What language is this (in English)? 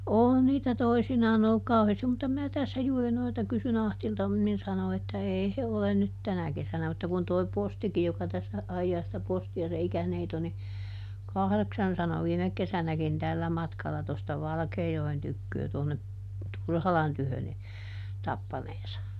Finnish